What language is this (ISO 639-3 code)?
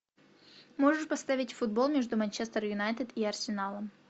rus